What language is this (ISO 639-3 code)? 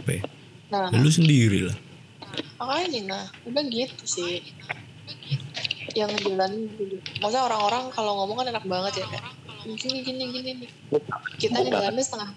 ind